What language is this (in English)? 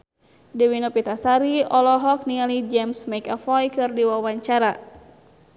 Sundanese